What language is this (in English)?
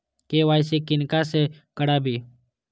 Maithili